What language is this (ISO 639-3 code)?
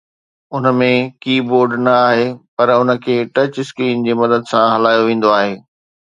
snd